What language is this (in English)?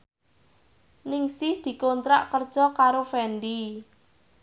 Javanese